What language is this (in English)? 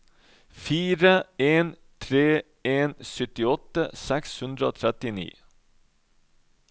Norwegian